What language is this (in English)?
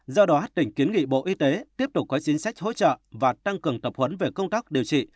Vietnamese